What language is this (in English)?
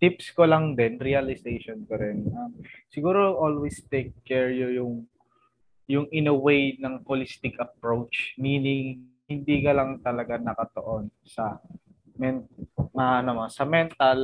Filipino